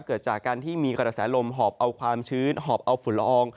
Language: Thai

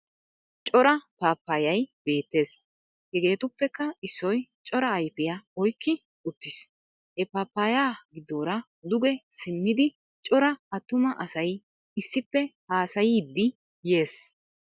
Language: Wolaytta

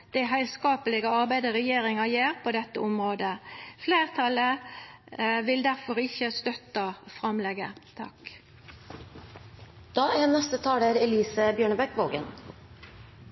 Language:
Norwegian Nynorsk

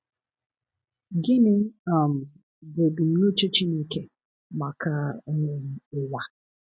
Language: Igbo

